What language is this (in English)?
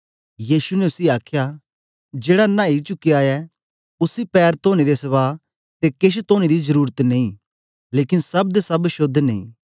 Dogri